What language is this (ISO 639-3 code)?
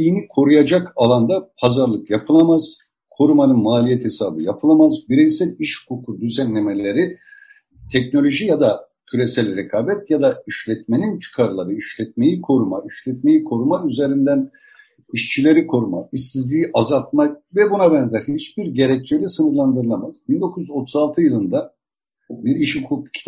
tur